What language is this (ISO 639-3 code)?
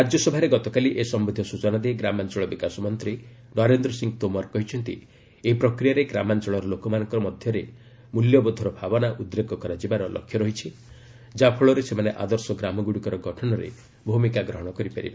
ori